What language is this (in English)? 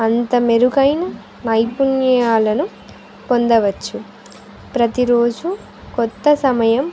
Telugu